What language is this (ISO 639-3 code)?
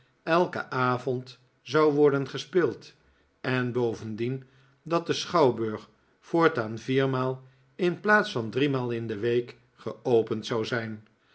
nld